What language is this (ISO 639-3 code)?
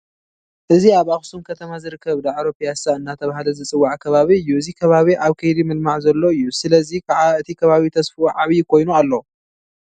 tir